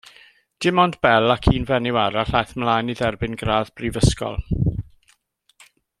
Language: Welsh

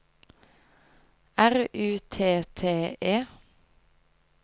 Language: Norwegian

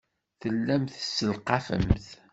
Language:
Kabyle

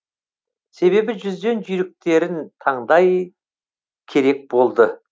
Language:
Kazakh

